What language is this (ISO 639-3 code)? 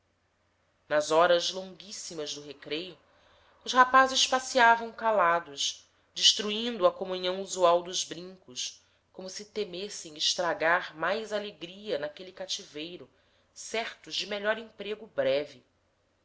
por